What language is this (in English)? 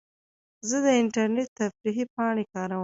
Pashto